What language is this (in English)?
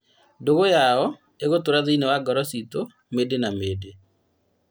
Kikuyu